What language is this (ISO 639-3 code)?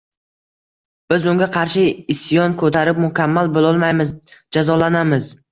uzb